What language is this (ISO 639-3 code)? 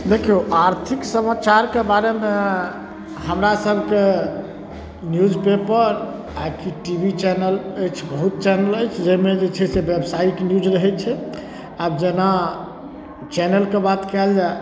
mai